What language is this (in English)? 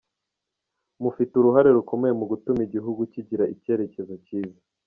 Kinyarwanda